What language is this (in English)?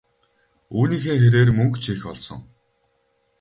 Mongolian